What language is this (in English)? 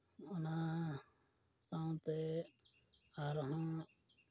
Santali